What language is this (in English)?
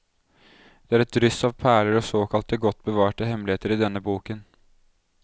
Norwegian